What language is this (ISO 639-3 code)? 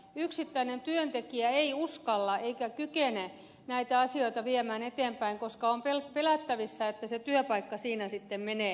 fin